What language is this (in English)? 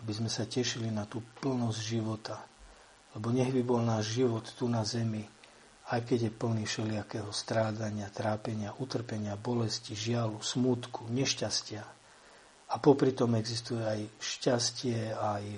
Slovak